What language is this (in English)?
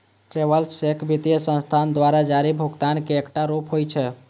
Maithili